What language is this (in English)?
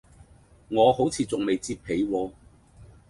Cantonese